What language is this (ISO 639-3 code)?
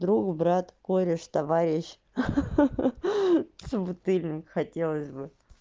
rus